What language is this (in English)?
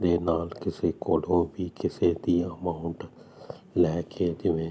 Punjabi